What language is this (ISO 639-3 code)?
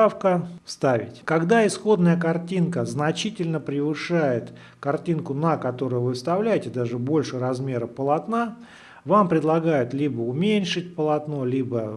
rus